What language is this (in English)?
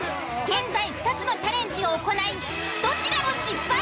Japanese